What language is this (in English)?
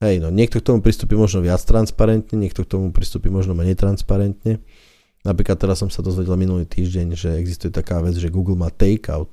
Slovak